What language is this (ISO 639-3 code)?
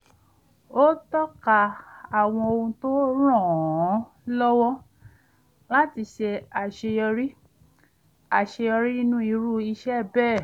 yor